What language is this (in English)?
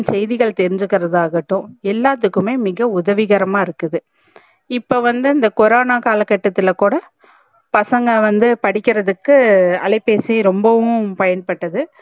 Tamil